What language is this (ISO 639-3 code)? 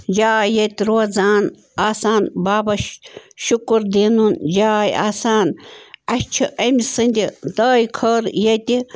kas